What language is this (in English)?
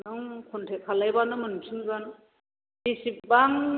Bodo